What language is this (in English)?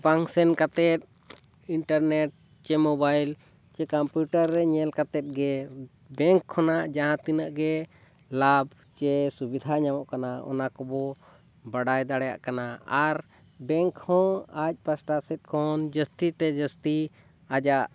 Santali